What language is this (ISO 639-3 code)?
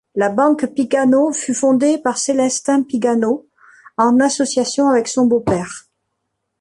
fra